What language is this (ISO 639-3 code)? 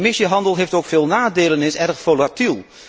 nld